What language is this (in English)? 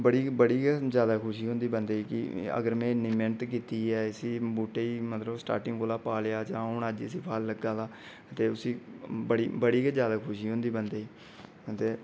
Dogri